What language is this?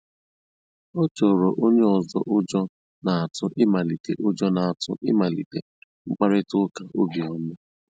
Igbo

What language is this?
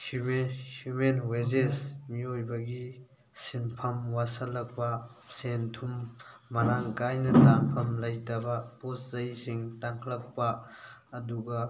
Manipuri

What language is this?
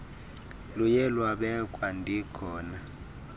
Xhosa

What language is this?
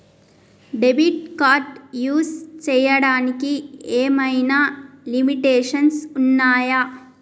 Telugu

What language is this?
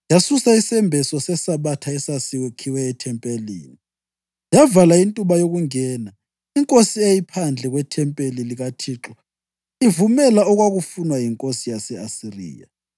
North Ndebele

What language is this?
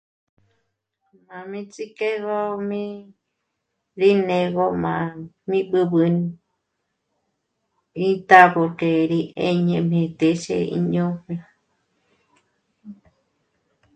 Michoacán Mazahua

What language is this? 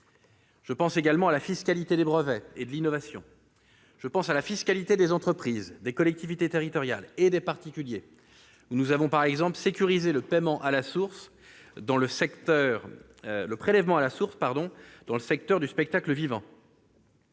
French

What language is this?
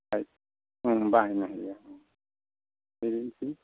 Bodo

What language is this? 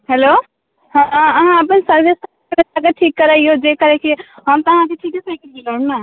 Maithili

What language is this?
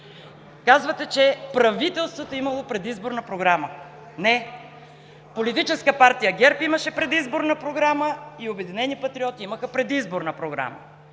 Bulgarian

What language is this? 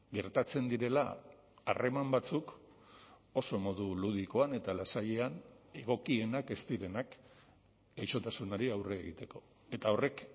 Basque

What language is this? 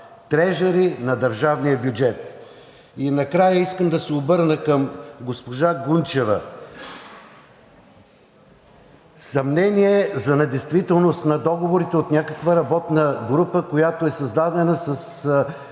Bulgarian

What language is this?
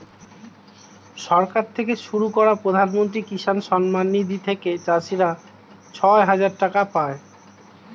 Bangla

